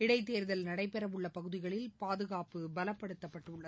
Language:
Tamil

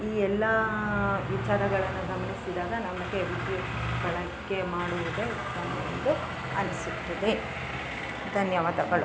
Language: Kannada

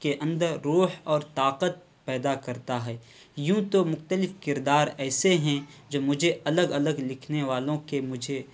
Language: Urdu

